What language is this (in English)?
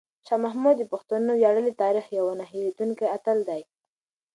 Pashto